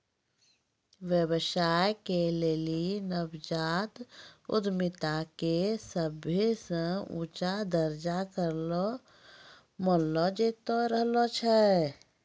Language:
Maithili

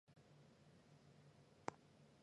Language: Chinese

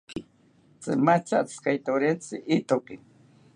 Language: South Ucayali Ashéninka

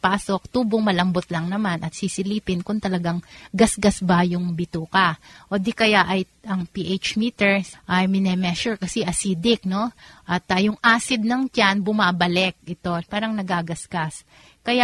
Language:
Filipino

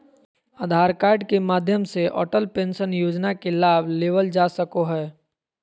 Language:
Magahi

